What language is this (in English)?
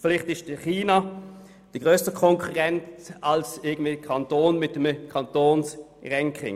Swiss German